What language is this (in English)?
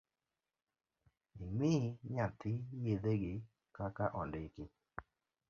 Luo (Kenya and Tanzania)